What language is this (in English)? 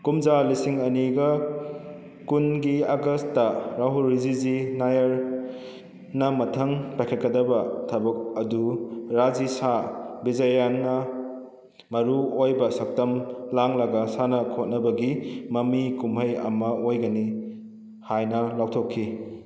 Manipuri